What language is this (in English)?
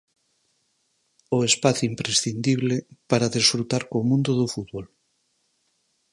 Galician